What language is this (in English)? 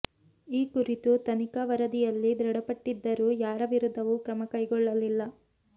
Kannada